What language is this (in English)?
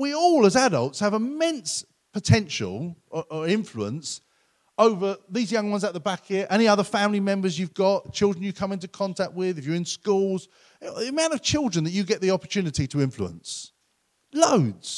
English